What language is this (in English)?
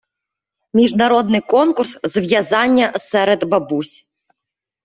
Ukrainian